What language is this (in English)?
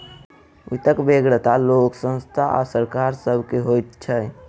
Maithili